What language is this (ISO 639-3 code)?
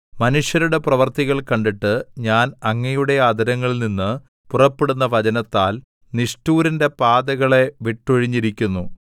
mal